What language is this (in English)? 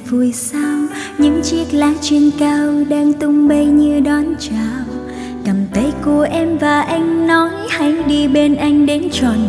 Vietnamese